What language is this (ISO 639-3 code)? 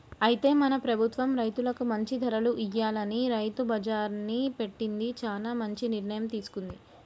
tel